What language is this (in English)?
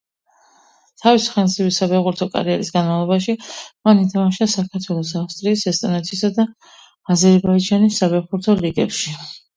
Georgian